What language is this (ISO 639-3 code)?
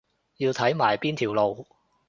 yue